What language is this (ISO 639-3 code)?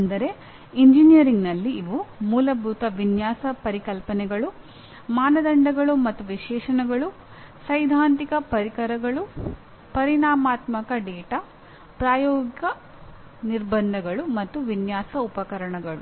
kan